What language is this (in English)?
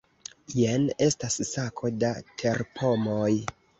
Esperanto